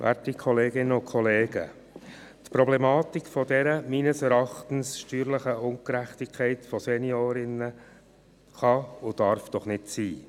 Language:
Swiss German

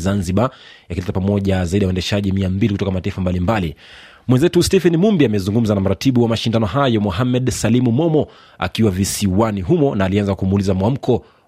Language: Swahili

